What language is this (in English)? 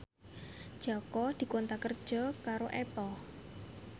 Javanese